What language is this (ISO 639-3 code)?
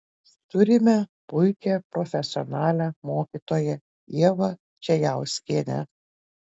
lit